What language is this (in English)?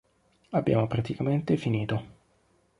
Italian